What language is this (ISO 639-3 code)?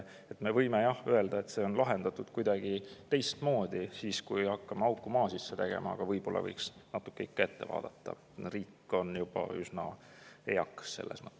est